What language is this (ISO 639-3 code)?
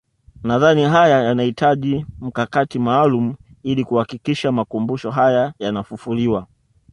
swa